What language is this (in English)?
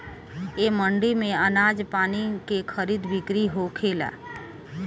Bhojpuri